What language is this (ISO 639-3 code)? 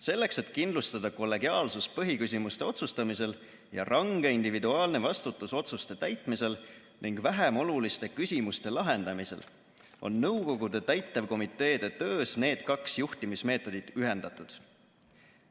est